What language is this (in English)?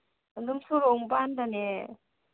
Manipuri